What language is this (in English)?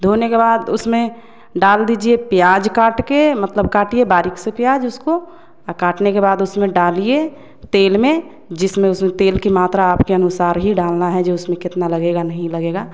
Hindi